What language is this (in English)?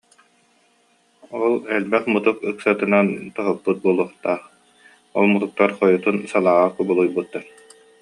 Yakut